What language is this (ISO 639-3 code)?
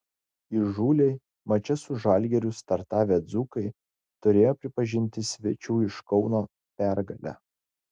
lit